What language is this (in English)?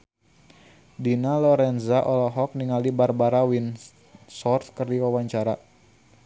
Sundanese